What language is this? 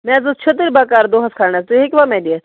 Kashmiri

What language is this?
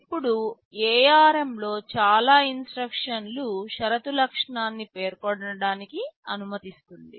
Telugu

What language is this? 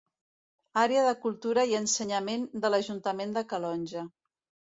Catalan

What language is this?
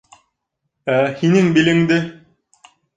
Bashkir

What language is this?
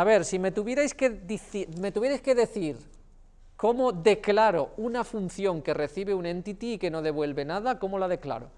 Spanish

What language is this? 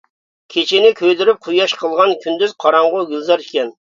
Uyghur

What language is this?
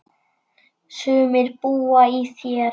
Icelandic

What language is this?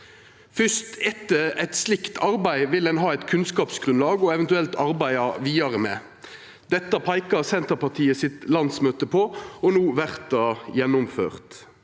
Norwegian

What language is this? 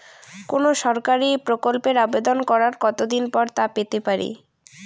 Bangla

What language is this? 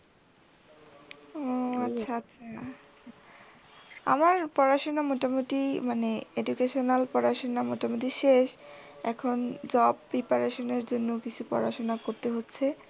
Bangla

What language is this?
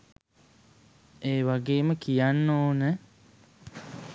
Sinhala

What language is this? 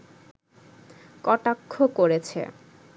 Bangla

